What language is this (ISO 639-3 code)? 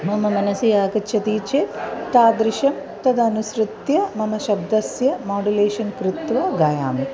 san